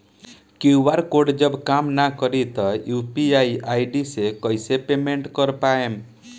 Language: Bhojpuri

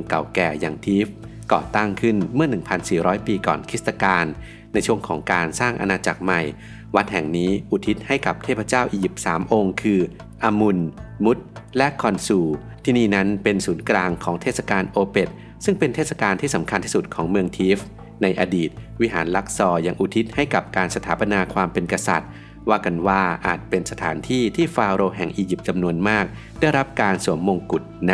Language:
Thai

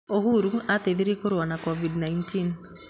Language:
Kikuyu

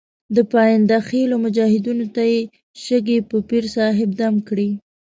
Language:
Pashto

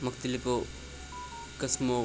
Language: Kashmiri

